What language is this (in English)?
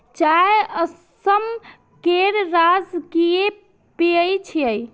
Maithili